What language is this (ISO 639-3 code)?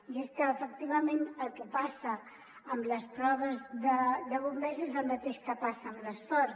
cat